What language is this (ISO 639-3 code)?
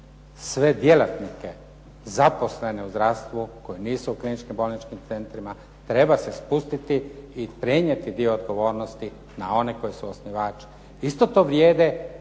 hrv